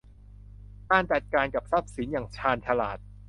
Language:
Thai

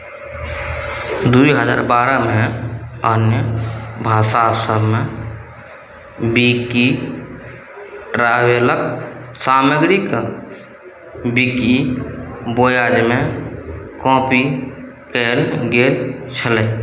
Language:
Maithili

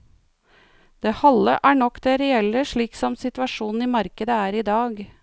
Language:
Norwegian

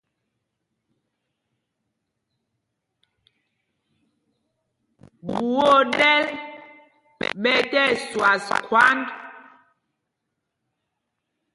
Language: Mpumpong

